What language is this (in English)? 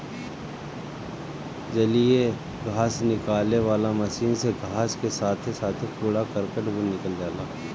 Bhojpuri